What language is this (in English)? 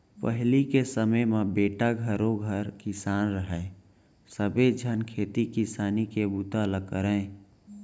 Chhattisgarhi